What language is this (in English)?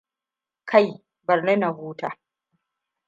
Hausa